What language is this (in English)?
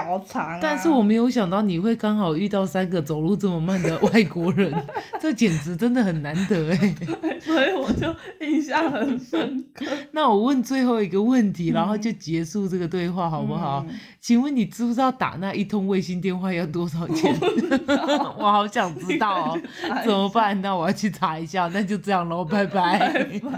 Chinese